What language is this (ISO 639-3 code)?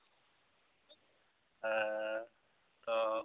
sat